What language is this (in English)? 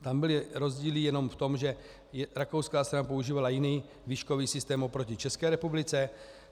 Czech